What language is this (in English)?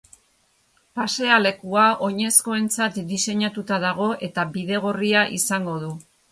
Basque